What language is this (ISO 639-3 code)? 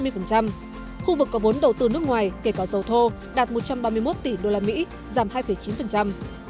vie